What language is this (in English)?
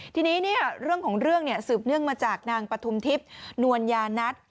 Thai